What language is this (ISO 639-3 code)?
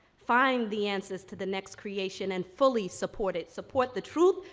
eng